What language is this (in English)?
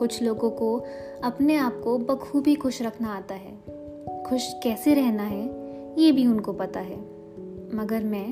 Hindi